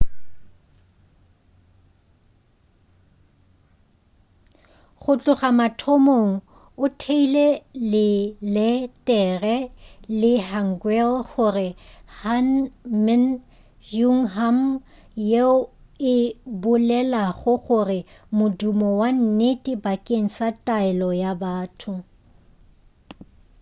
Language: Northern Sotho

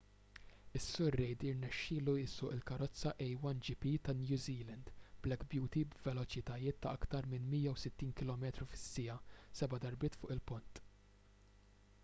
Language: Maltese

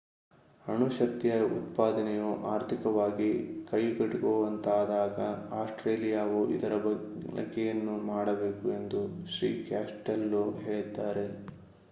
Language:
Kannada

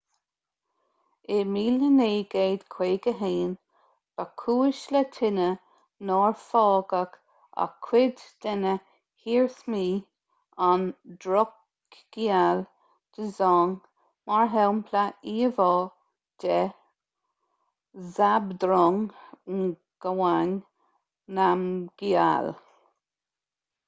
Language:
Irish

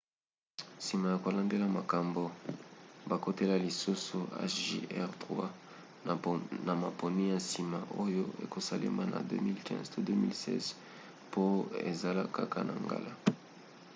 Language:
Lingala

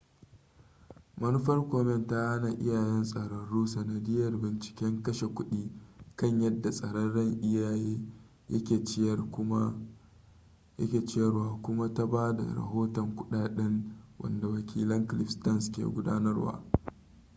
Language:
Hausa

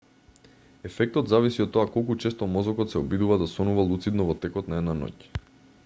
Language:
Macedonian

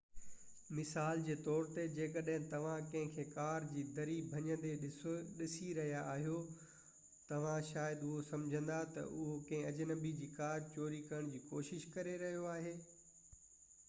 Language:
Sindhi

